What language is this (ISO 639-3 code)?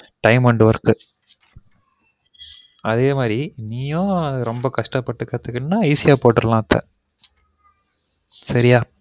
tam